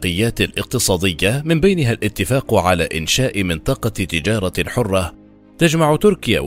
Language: Arabic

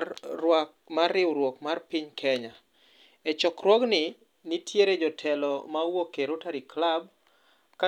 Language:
Luo (Kenya and Tanzania)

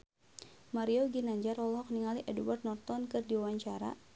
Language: Sundanese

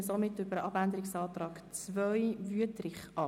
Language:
Swiss German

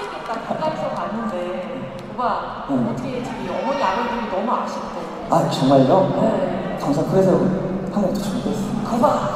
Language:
Korean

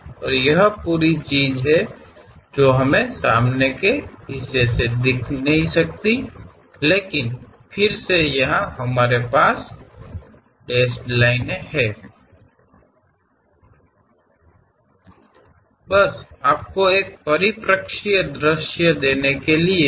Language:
Kannada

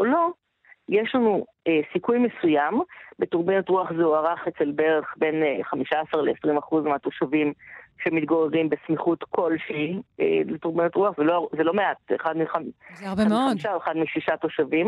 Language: Hebrew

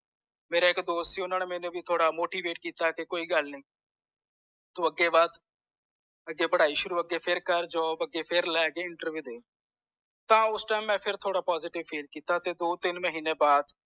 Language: Punjabi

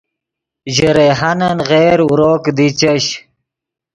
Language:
Yidgha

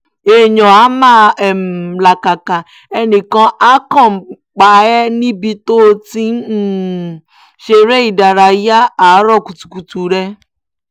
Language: Yoruba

